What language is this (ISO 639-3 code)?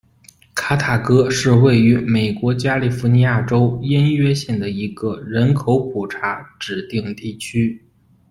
zho